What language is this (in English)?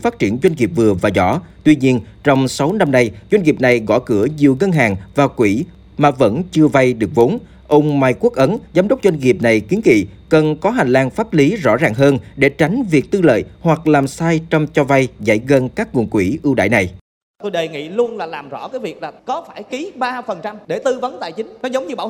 Vietnamese